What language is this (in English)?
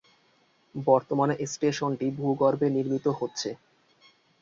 Bangla